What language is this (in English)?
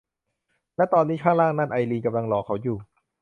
Thai